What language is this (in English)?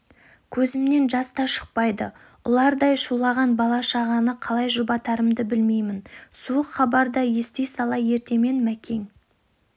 Kazakh